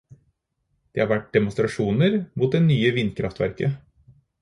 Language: Norwegian Bokmål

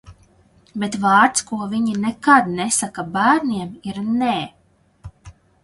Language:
Latvian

